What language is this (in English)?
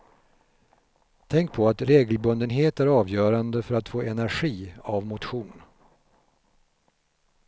Swedish